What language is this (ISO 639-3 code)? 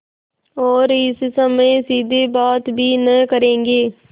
hin